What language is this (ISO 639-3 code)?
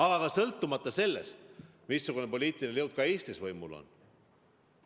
est